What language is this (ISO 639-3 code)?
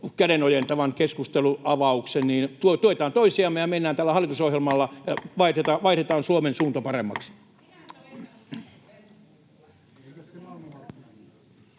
fin